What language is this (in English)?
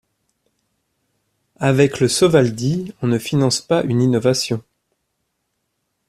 French